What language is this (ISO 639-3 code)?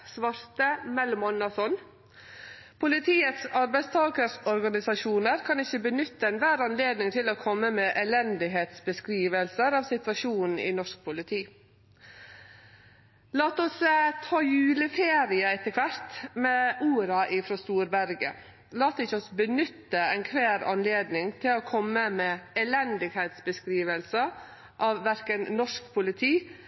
nno